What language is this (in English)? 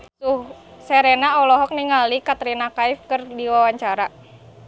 Sundanese